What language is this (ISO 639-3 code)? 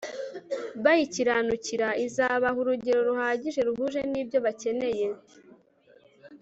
kin